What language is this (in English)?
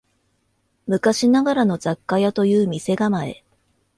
Japanese